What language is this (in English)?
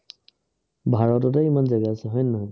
Assamese